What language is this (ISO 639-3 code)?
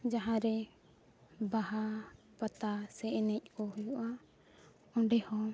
sat